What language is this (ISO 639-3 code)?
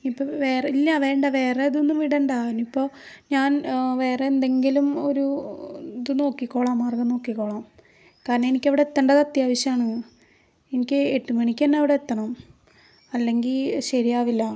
mal